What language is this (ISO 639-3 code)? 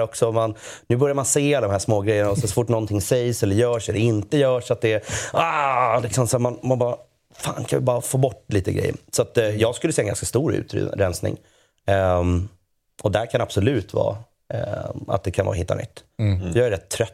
swe